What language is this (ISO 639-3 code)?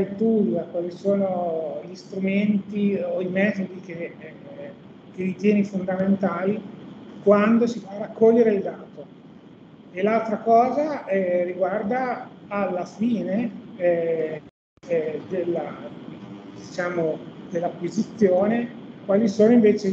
ita